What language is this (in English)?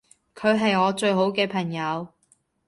Cantonese